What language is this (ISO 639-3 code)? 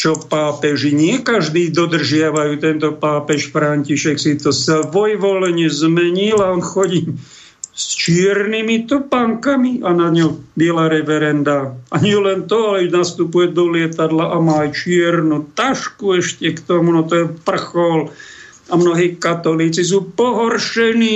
slk